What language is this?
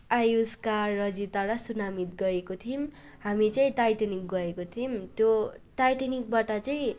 Nepali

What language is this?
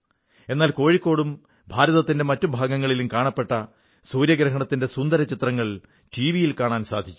Malayalam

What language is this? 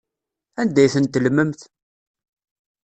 Kabyle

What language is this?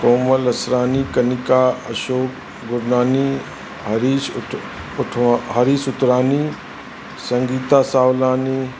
Sindhi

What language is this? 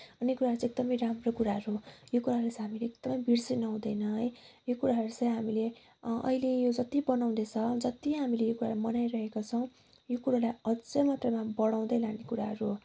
Nepali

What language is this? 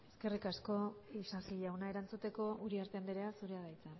Basque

